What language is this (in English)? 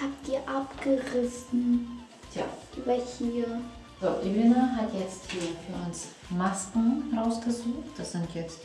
German